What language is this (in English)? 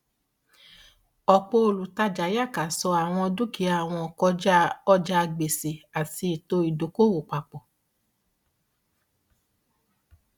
Yoruba